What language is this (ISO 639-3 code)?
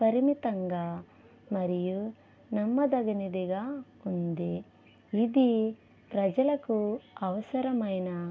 tel